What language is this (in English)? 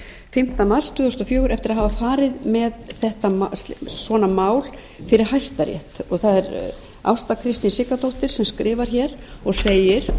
Icelandic